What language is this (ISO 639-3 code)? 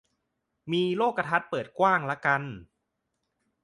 tha